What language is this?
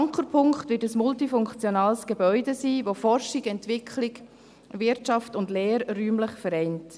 Swiss German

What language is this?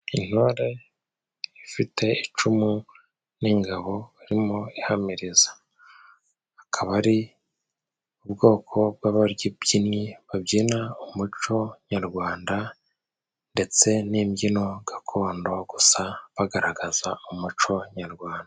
Kinyarwanda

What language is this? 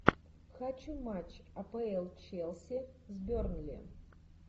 Russian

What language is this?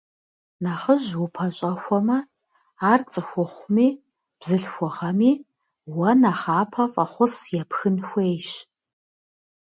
Kabardian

